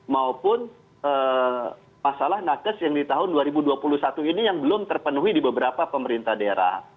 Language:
Indonesian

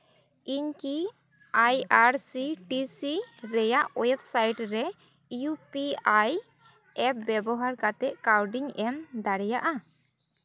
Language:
Santali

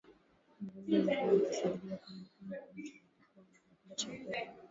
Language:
Swahili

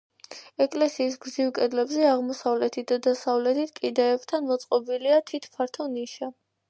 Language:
Georgian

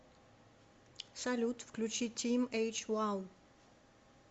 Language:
Russian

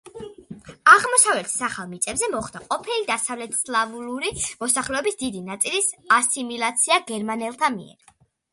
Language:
Georgian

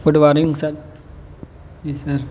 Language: Urdu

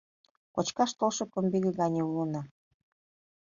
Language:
Mari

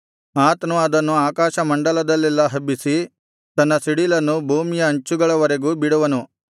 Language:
Kannada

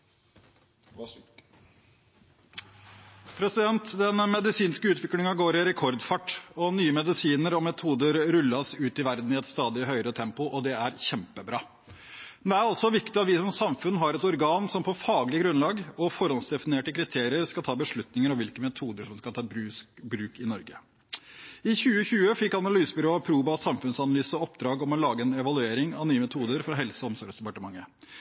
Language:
Norwegian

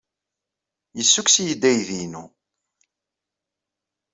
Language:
Kabyle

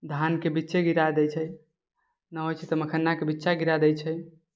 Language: Maithili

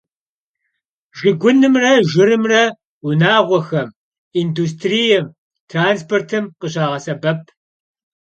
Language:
Kabardian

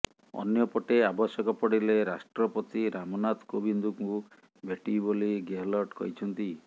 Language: Odia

